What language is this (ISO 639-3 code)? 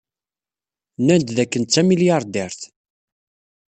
kab